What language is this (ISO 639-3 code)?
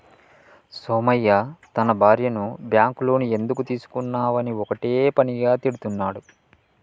tel